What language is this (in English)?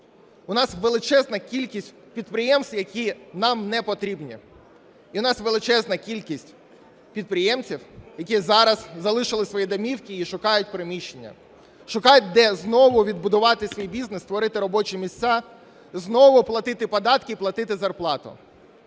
Ukrainian